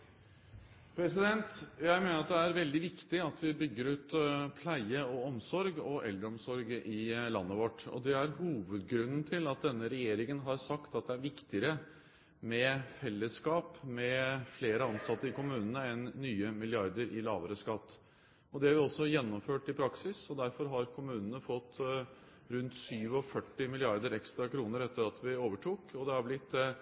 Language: Norwegian Bokmål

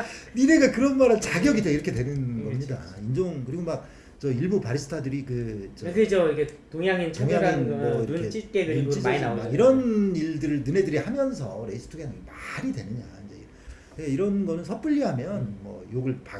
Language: Korean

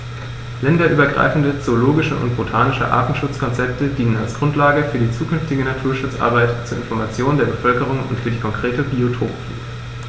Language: German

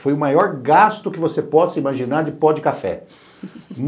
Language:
Portuguese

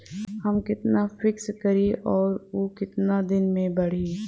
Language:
Bhojpuri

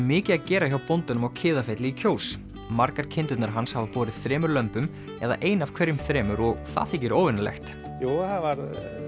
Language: Icelandic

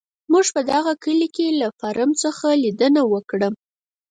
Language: Pashto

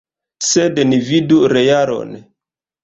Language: Esperanto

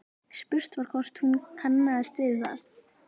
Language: Icelandic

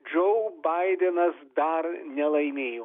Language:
Lithuanian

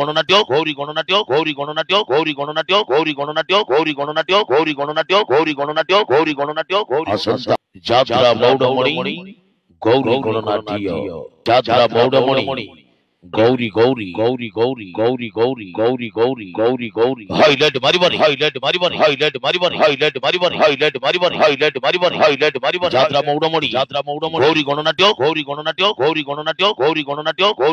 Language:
Kannada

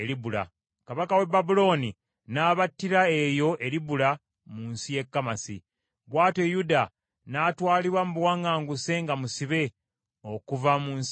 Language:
Ganda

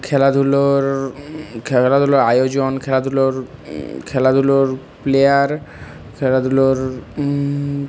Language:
Bangla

